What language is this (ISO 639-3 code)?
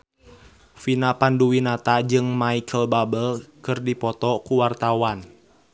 sun